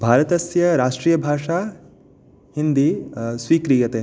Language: Sanskrit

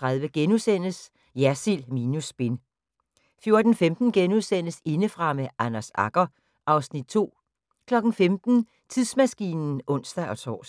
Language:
Danish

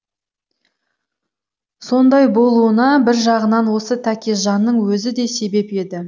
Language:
Kazakh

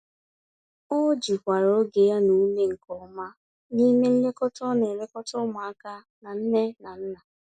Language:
Igbo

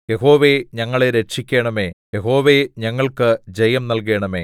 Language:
Malayalam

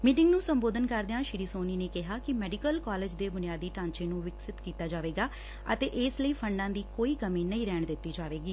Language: Punjabi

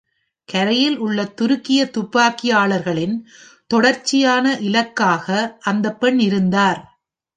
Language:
Tamil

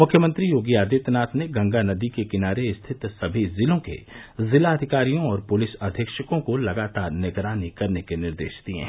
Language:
Hindi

